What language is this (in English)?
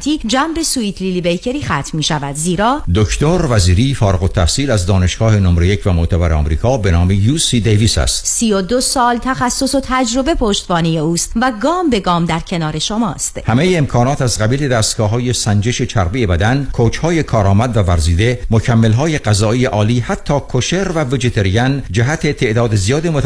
Persian